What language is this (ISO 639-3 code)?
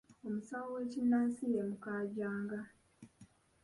lug